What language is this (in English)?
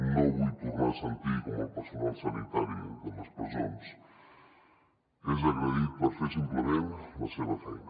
Catalan